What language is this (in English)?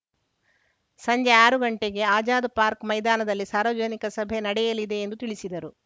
Kannada